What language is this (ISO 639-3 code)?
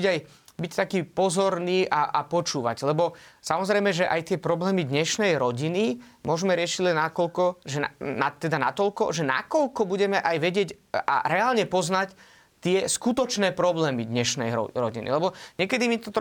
slk